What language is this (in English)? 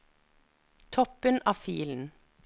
Norwegian